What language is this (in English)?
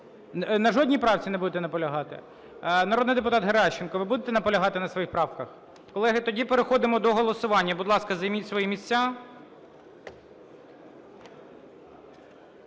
Ukrainian